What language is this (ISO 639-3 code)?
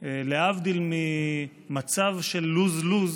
heb